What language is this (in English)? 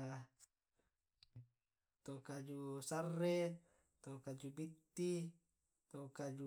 Tae'